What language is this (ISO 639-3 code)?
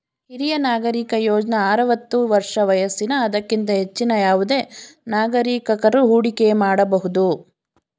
kan